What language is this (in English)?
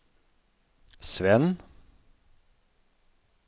Norwegian